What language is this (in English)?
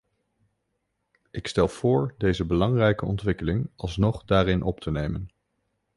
Dutch